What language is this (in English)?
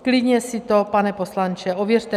Czech